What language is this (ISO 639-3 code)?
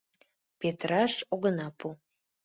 chm